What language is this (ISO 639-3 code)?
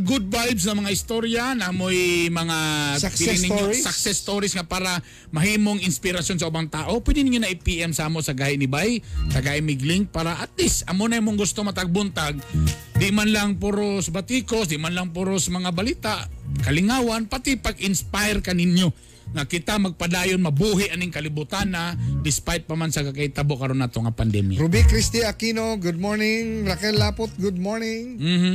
fil